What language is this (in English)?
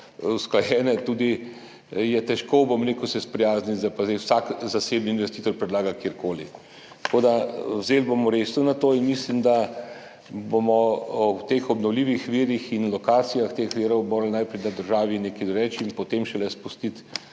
Slovenian